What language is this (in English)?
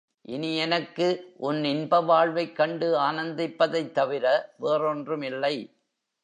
Tamil